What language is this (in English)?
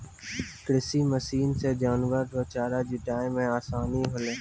Maithili